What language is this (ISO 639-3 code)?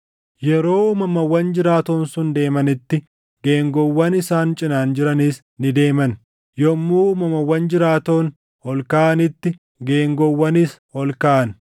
orm